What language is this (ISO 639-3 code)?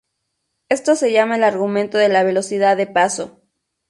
spa